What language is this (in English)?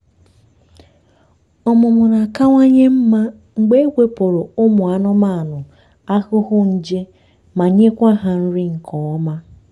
Igbo